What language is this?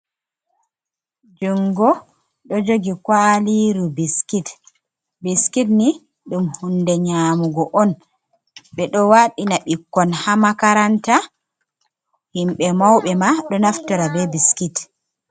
Fula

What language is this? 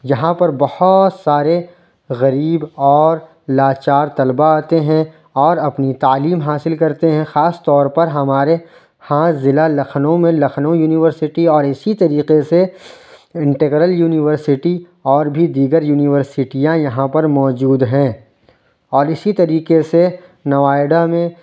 Urdu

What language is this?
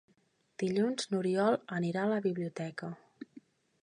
Catalan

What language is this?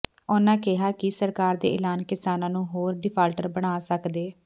Punjabi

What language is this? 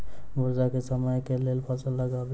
Maithili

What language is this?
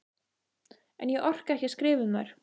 Icelandic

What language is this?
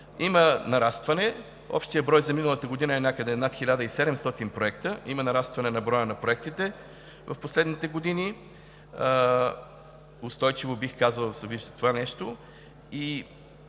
Bulgarian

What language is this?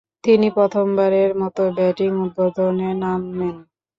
Bangla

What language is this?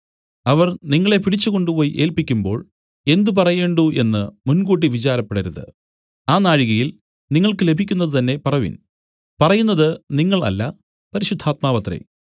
Malayalam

